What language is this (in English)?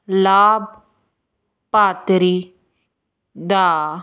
Punjabi